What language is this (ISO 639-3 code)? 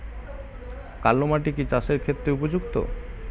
ben